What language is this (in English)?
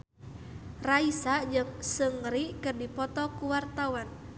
Sundanese